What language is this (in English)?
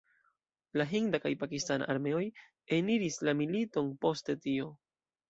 Esperanto